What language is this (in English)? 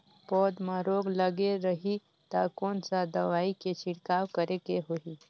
Chhattisgarhi